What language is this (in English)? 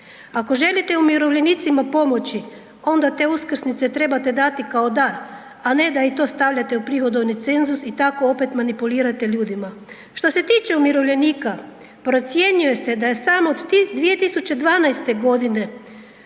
Croatian